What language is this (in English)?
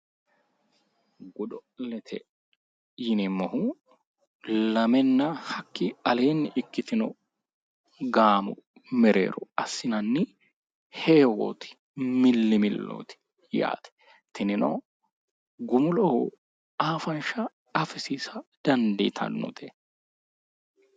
Sidamo